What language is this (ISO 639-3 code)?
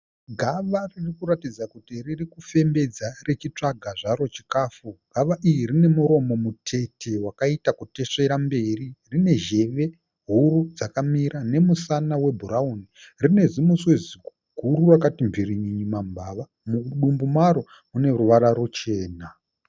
sna